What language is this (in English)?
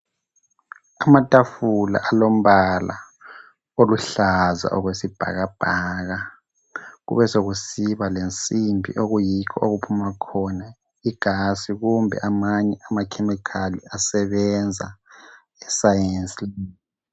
North Ndebele